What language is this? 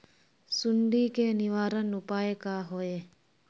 Magahi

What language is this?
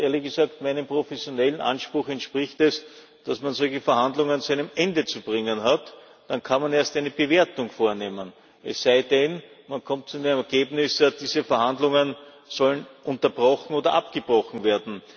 German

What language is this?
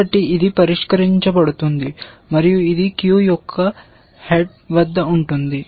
Telugu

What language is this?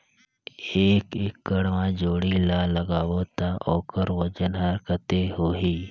Chhattisgarhi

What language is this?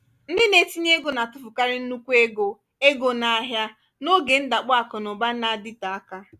Igbo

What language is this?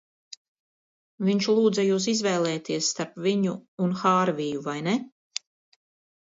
Latvian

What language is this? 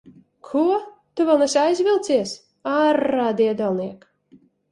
Latvian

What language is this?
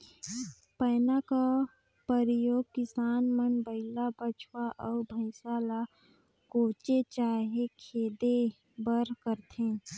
Chhattisgarhi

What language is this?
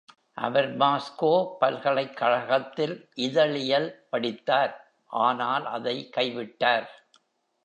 Tamil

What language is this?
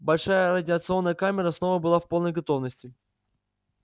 Russian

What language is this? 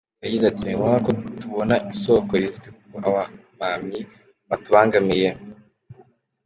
Kinyarwanda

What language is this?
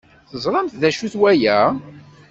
Kabyle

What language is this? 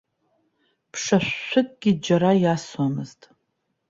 Abkhazian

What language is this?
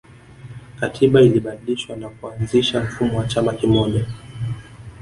Swahili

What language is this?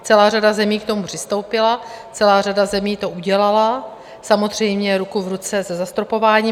Czech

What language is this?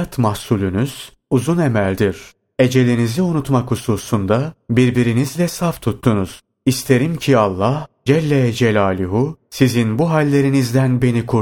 Turkish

